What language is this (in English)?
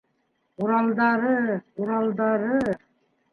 Bashkir